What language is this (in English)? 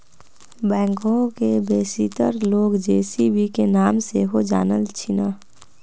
Magahi